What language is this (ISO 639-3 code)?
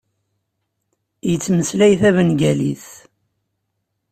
kab